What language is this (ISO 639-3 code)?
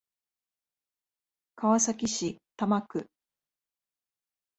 jpn